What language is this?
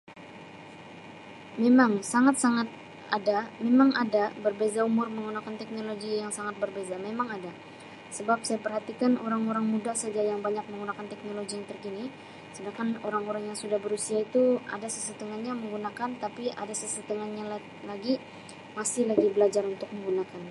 Sabah Malay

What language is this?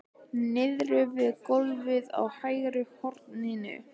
Icelandic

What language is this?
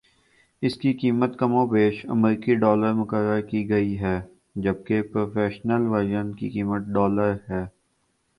Urdu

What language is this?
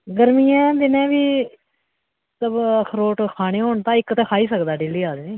Dogri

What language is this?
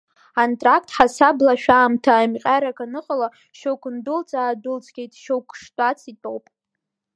Abkhazian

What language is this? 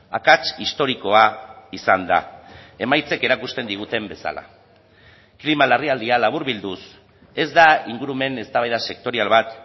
Basque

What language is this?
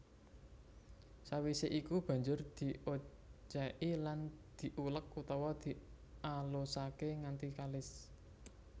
Javanese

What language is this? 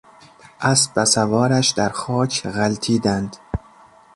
Persian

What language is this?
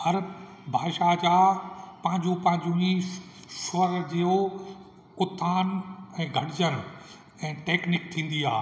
Sindhi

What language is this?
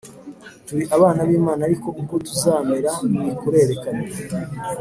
Kinyarwanda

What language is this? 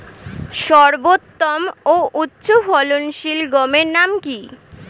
Bangla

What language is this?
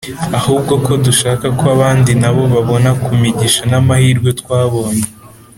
Kinyarwanda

